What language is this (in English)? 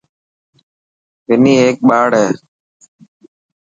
Dhatki